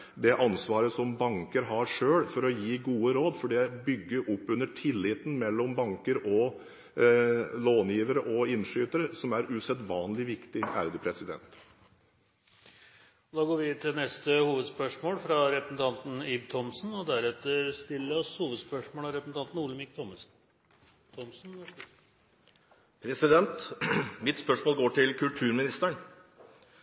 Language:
Norwegian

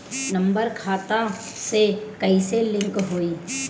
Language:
Bhojpuri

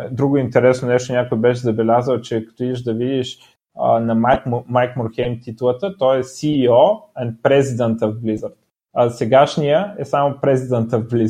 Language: Bulgarian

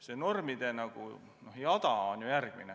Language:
Estonian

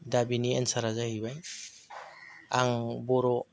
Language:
Bodo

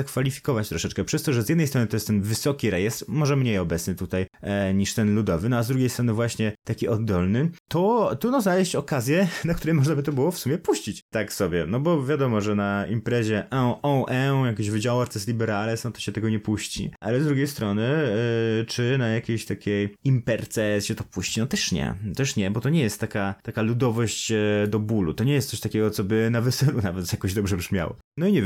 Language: Polish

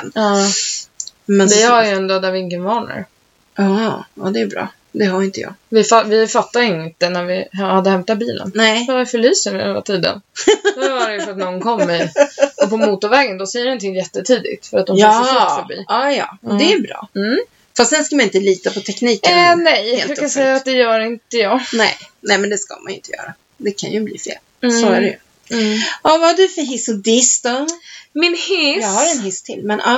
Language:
Swedish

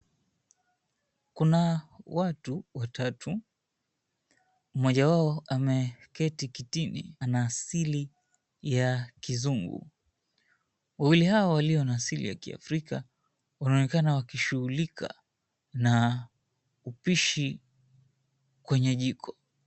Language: Swahili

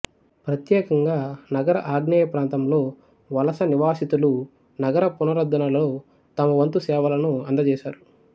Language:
Telugu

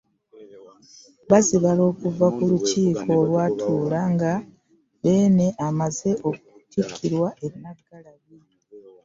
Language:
Ganda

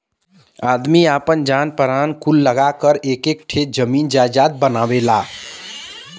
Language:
Bhojpuri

